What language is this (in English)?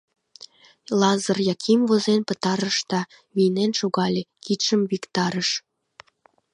Mari